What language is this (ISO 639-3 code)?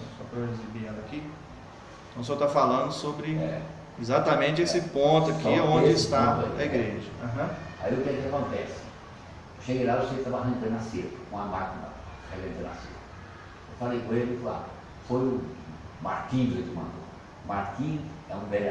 por